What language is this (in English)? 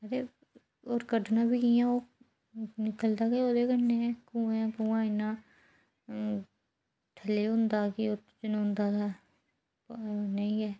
Dogri